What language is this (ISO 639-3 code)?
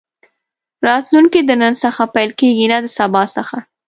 pus